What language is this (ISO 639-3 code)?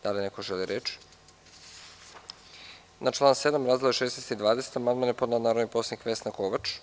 srp